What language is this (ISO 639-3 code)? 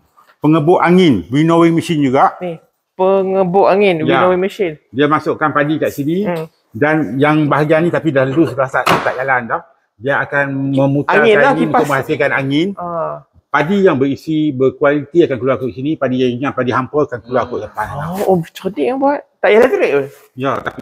msa